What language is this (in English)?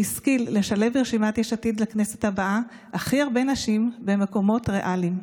Hebrew